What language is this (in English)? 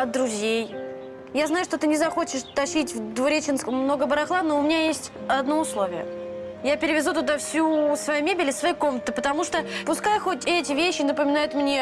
Russian